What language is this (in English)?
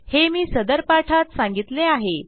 Marathi